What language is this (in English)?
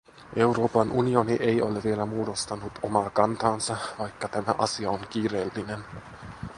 Finnish